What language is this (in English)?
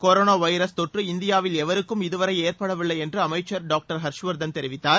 Tamil